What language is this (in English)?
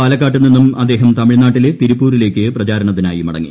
Malayalam